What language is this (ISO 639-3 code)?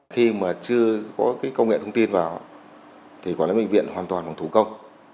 vie